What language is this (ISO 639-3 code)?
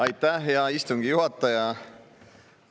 est